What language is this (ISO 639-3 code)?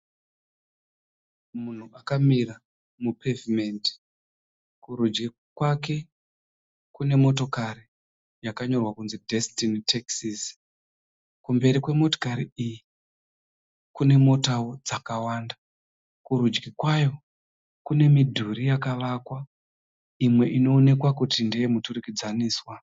sna